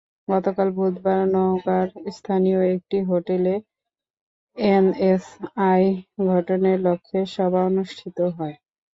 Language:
Bangla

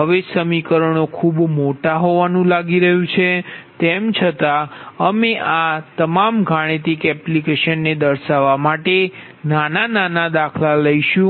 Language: Gujarati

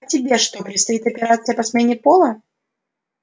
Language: Russian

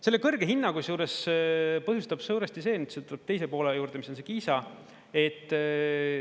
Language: Estonian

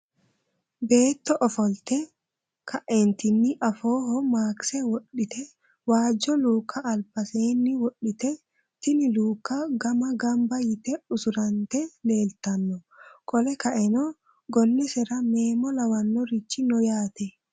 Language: Sidamo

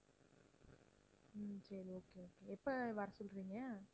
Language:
Tamil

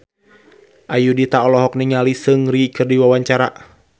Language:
Sundanese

